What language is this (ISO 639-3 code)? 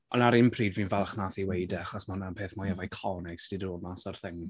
cym